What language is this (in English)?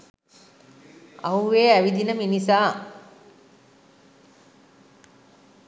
Sinhala